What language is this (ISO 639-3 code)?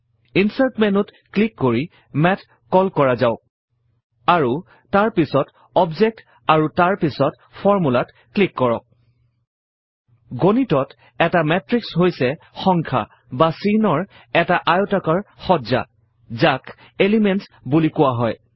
asm